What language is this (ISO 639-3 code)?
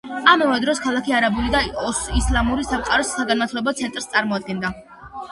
kat